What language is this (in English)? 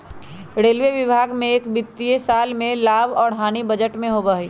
Magahi